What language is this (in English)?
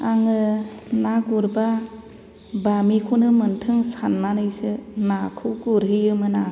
Bodo